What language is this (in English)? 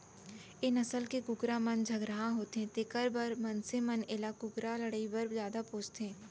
Chhattisgarhi